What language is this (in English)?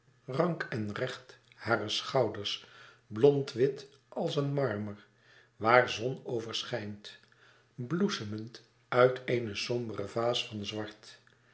Dutch